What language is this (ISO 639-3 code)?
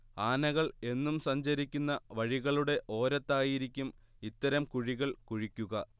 mal